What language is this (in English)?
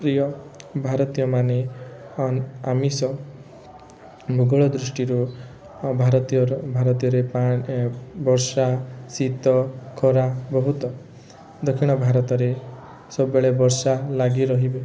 Odia